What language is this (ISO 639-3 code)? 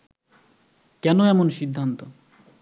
ben